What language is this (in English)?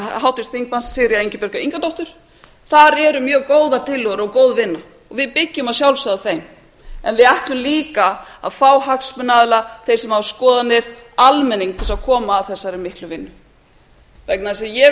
Icelandic